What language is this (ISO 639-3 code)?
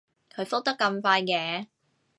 yue